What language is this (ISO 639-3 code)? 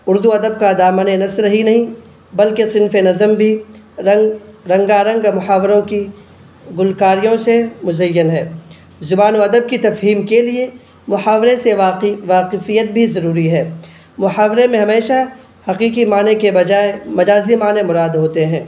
urd